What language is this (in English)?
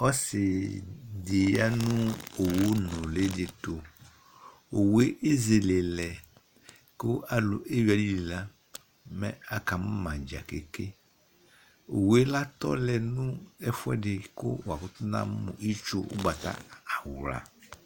Ikposo